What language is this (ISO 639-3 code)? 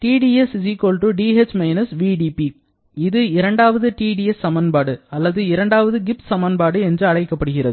tam